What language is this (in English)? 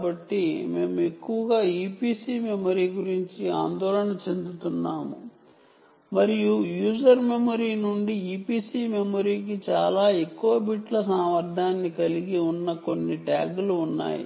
Telugu